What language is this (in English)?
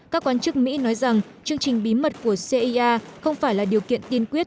Vietnamese